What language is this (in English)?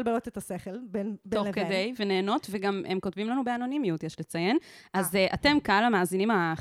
Hebrew